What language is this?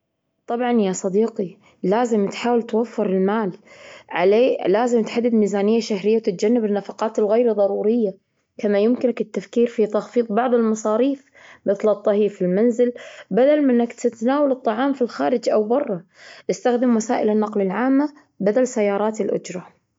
Gulf Arabic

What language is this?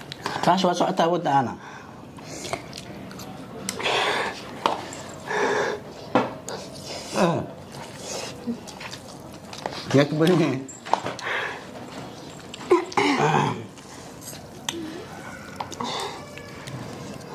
Arabic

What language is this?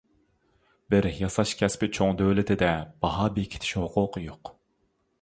Uyghur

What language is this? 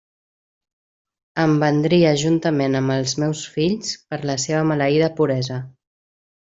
Catalan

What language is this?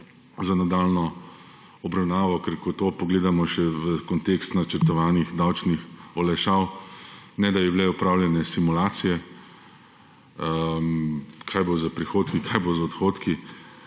Slovenian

